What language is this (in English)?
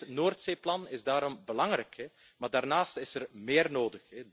Dutch